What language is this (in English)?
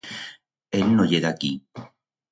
Aragonese